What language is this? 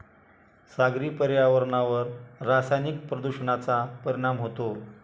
Marathi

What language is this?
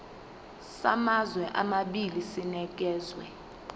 Zulu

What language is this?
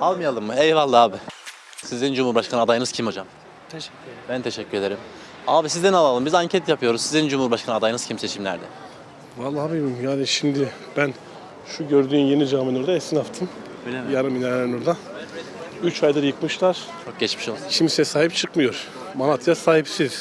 Turkish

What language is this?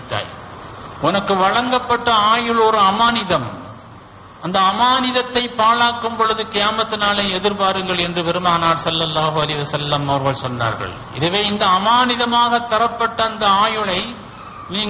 Arabic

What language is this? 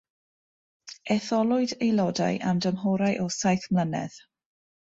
Welsh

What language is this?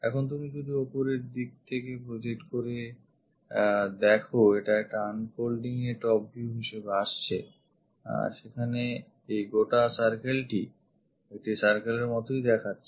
Bangla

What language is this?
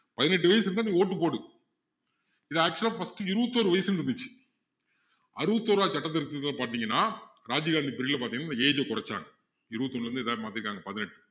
Tamil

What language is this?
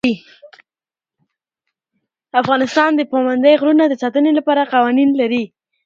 Pashto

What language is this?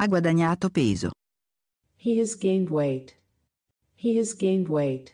Italian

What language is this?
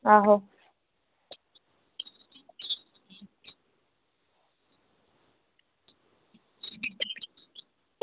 Dogri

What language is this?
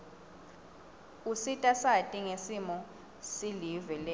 Swati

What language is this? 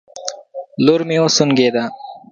Pashto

